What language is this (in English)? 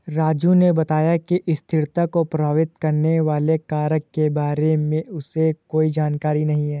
Hindi